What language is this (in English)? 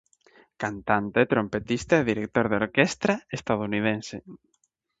Galician